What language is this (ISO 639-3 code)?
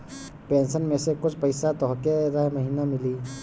bho